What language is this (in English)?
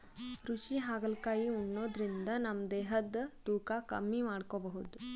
Kannada